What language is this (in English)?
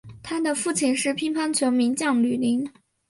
Chinese